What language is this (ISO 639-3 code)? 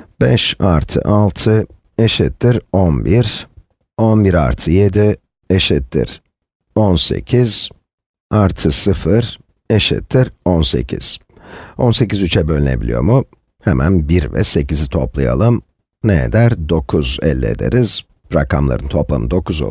tur